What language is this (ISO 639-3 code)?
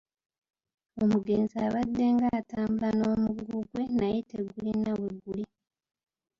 lug